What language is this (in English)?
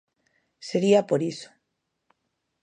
Galician